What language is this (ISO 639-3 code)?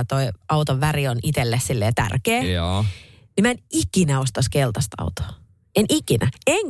fin